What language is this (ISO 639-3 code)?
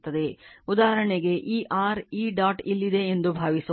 kan